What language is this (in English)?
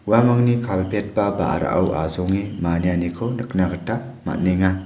Garo